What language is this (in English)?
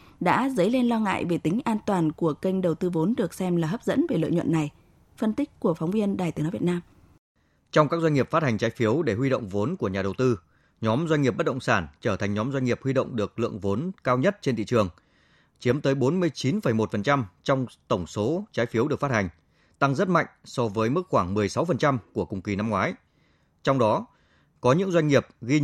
Vietnamese